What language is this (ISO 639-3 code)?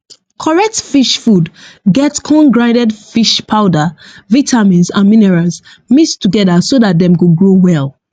pcm